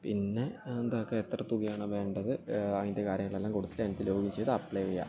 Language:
Malayalam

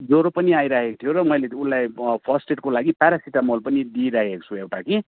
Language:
Nepali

